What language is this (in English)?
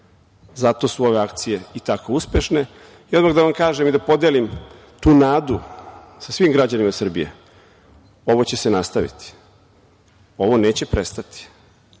Serbian